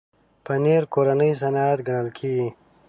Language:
Pashto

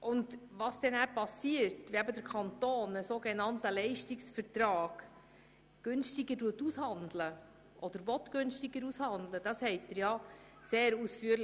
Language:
Swiss German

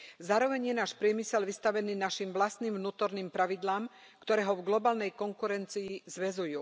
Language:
Slovak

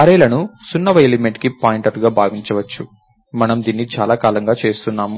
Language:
Telugu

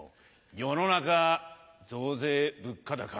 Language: Japanese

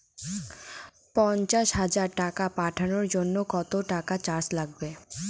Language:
Bangla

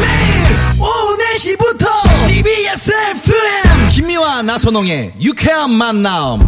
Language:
Korean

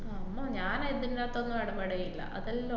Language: Malayalam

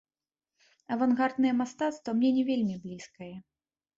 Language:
Belarusian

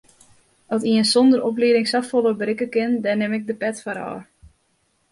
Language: Western Frisian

